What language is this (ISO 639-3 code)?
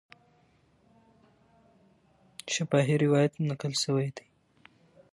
pus